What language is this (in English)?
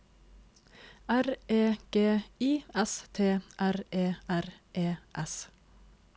Norwegian